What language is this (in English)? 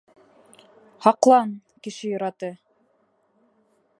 Bashkir